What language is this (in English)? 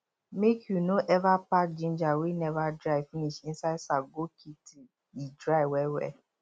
Nigerian Pidgin